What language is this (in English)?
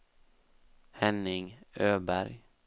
Swedish